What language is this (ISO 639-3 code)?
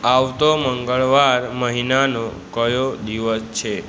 guj